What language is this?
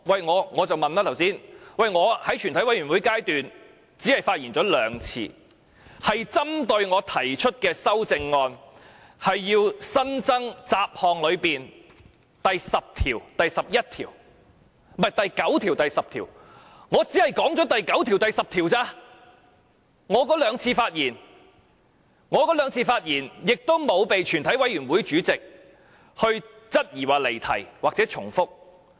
Cantonese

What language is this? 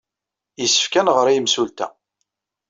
Kabyle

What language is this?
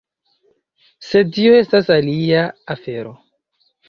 Esperanto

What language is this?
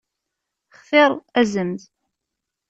Kabyle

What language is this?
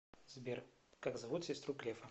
Russian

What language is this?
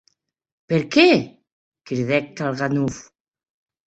Occitan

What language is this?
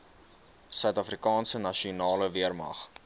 Afrikaans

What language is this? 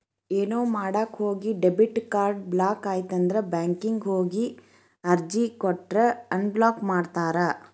Kannada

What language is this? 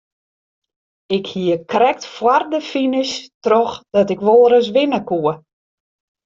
Western Frisian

